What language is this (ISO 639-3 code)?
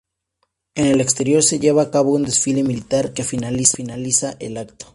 spa